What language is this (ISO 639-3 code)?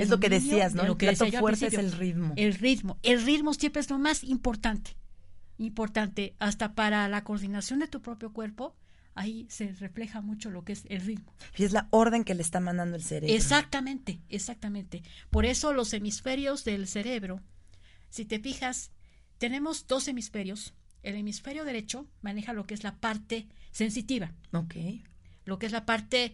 spa